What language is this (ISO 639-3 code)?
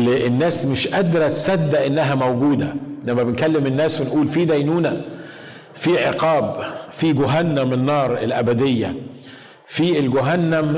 ara